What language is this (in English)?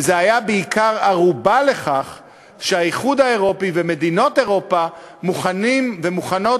Hebrew